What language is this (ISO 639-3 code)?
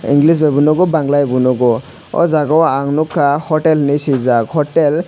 trp